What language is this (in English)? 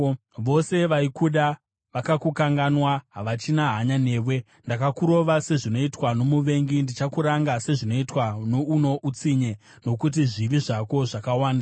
Shona